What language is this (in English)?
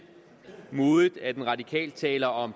Danish